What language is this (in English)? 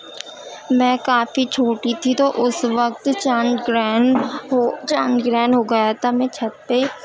Urdu